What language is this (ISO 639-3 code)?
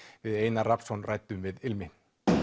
isl